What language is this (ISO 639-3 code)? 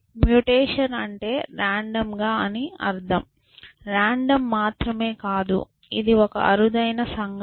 tel